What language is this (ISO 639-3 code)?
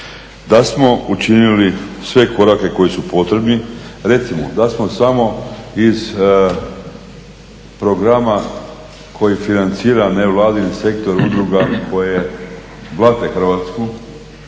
hrv